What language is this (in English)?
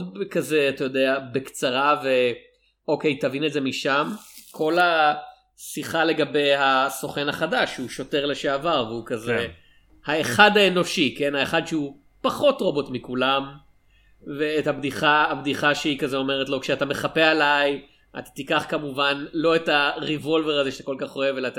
Hebrew